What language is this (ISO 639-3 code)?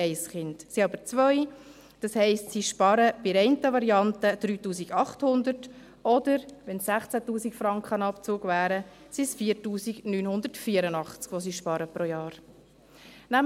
gsw